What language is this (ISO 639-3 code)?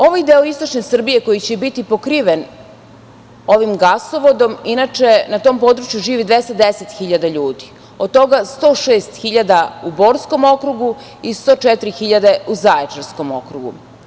srp